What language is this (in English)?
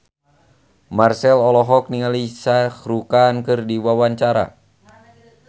Sundanese